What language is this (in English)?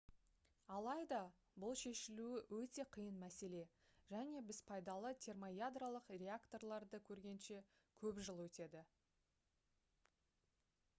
Kazakh